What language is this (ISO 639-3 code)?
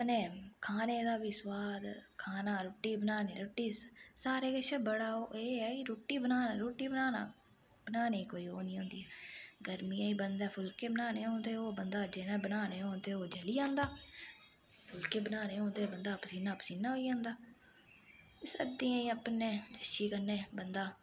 doi